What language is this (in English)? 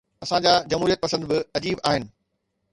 Sindhi